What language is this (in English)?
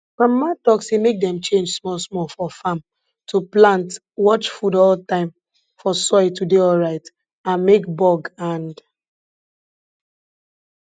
Nigerian Pidgin